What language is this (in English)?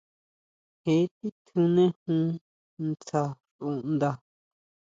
Huautla Mazatec